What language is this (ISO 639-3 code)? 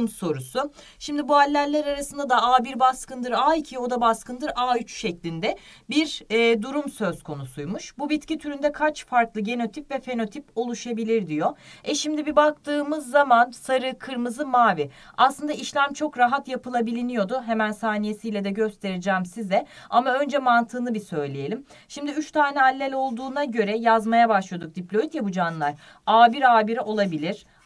tur